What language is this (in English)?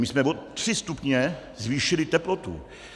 Czech